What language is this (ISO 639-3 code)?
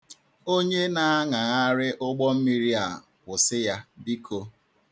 ibo